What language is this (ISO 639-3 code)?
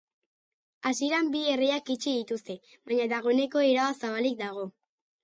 eus